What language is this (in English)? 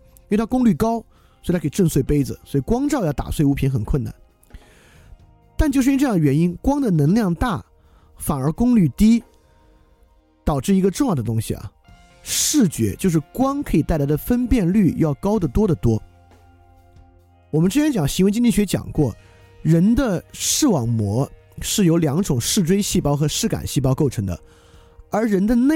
Chinese